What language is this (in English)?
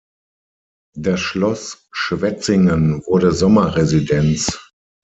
German